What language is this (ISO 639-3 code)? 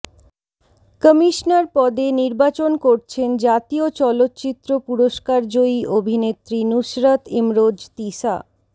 ben